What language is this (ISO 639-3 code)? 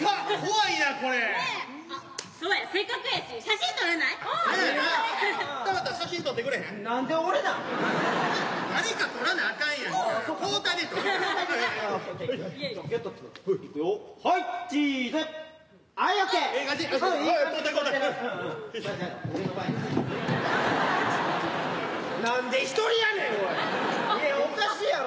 jpn